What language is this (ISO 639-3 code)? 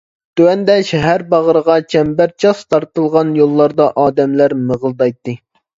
uig